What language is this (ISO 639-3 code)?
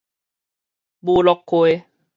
nan